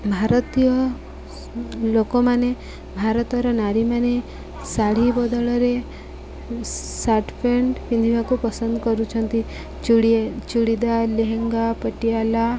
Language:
Odia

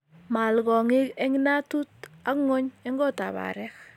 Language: Kalenjin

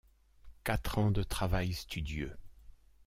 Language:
French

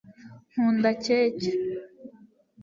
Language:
Kinyarwanda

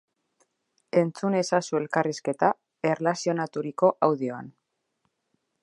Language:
Basque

